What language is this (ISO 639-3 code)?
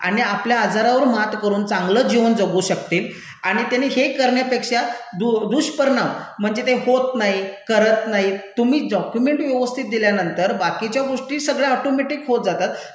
mar